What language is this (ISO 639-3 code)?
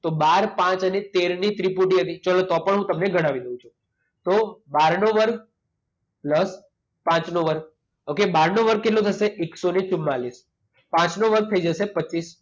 guj